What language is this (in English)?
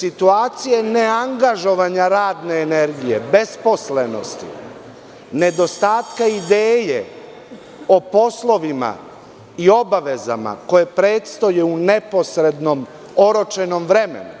Serbian